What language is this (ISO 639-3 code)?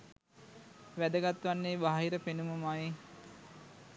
sin